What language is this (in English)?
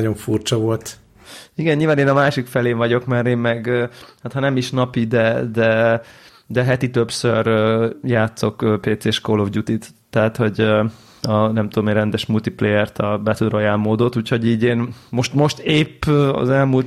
Hungarian